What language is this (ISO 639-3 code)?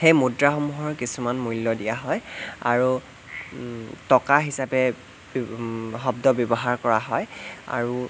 asm